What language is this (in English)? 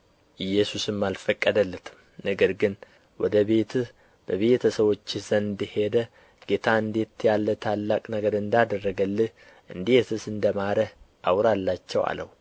Amharic